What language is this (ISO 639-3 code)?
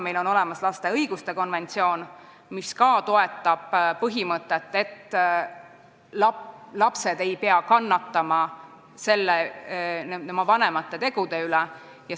est